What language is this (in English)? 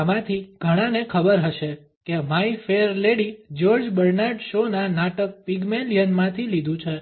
Gujarati